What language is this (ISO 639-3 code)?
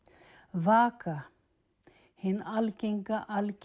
isl